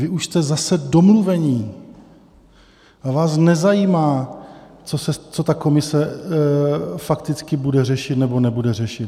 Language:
Czech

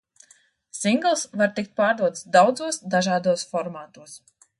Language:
Latvian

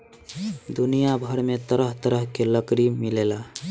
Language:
Bhojpuri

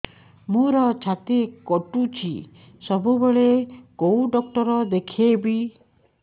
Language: Odia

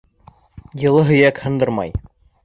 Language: Bashkir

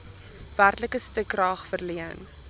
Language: Afrikaans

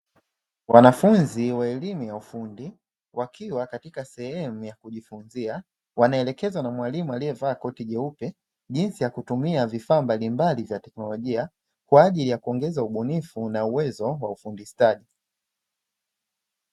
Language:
Swahili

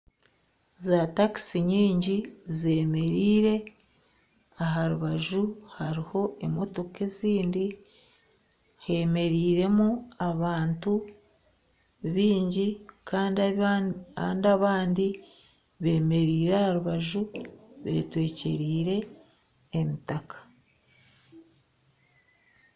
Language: Nyankole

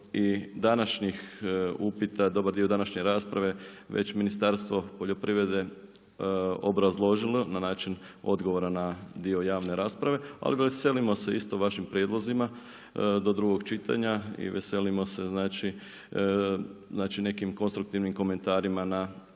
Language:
Croatian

